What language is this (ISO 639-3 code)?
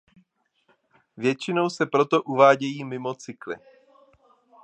ces